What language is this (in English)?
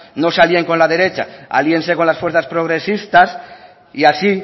Spanish